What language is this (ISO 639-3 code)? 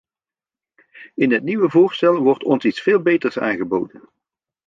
nld